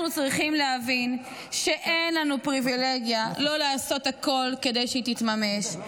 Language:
Hebrew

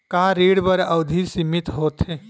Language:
Chhattisgarhi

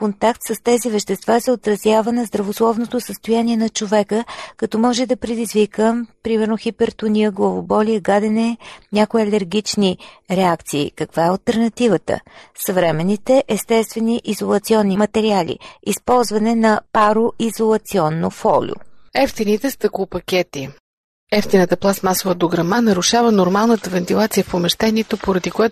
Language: Bulgarian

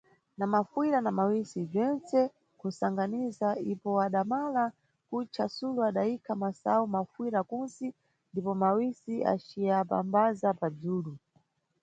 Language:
Nyungwe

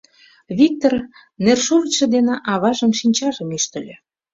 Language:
Mari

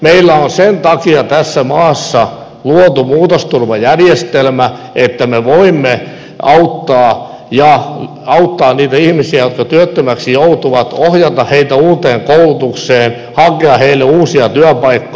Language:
Finnish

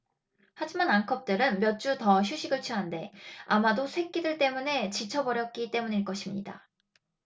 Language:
Korean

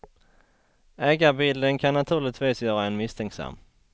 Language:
Swedish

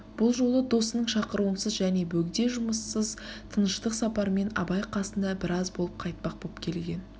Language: Kazakh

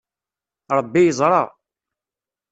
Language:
Kabyle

